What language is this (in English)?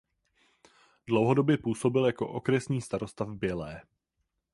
Czech